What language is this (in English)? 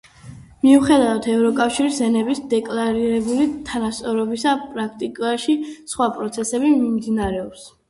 Georgian